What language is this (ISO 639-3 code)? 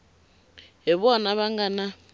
tso